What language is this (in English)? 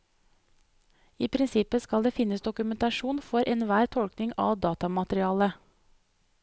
Norwegian